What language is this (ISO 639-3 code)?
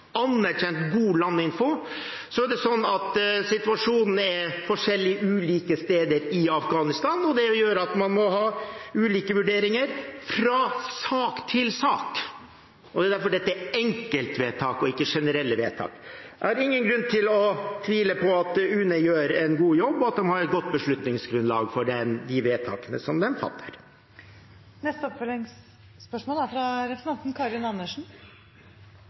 nor